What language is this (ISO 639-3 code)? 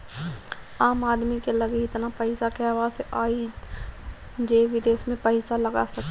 bho